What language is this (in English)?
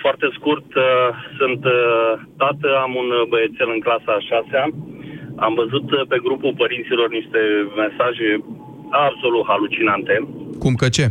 Romanian